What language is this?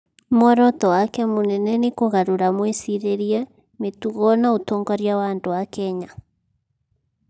Kikuyu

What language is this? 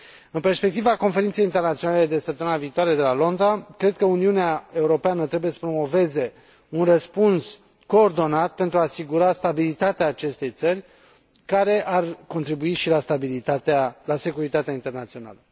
Romanian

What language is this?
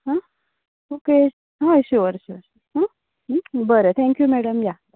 Konkani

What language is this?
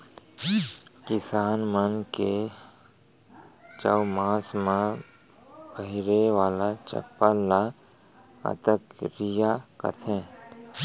Chhattisgarhi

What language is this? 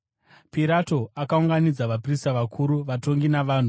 Shona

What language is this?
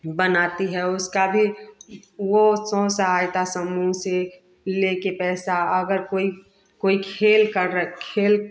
Hindi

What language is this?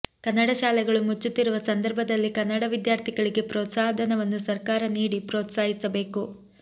Kannada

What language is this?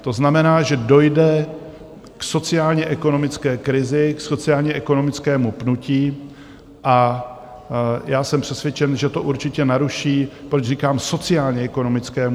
Czech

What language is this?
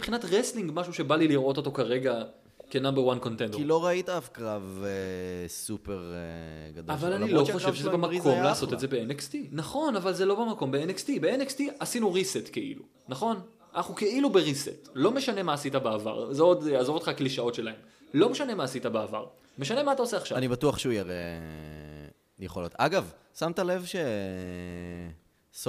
Hebrew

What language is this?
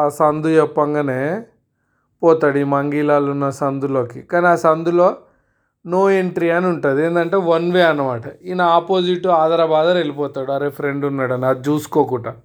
Telugu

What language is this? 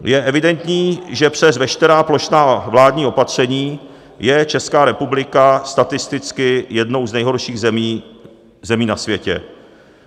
Czech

